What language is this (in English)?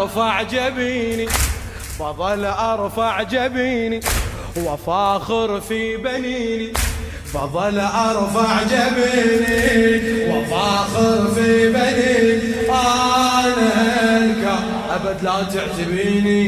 Arabic